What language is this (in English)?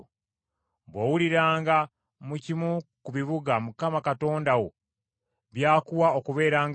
Ganda